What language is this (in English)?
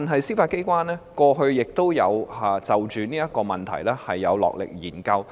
Cantonese